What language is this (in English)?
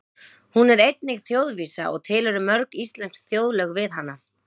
Icelandic